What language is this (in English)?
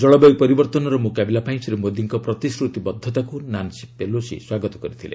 Odia